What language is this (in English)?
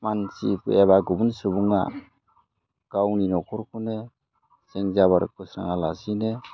Bodo